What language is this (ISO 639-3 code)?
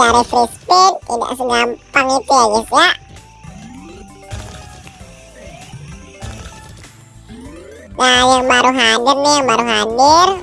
ind